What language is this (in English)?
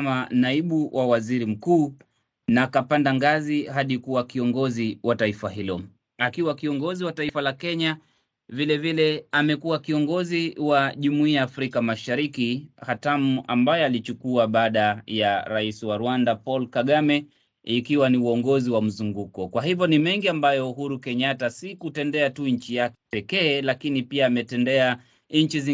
Swahili